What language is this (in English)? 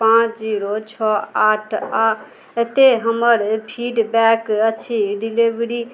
Maithili